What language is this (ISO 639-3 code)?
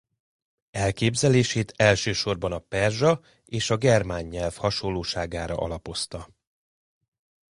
hun